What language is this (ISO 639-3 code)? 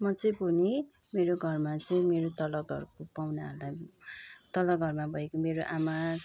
nep